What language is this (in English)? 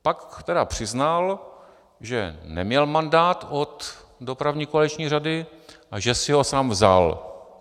Czech